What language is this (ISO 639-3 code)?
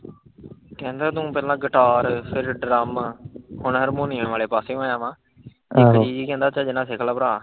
pan